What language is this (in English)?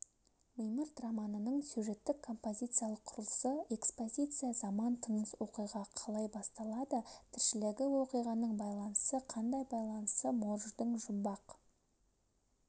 Kazakh